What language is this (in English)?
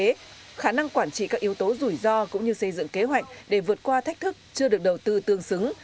Vietnamese